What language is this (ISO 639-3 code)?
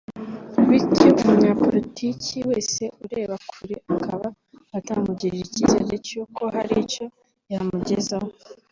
kin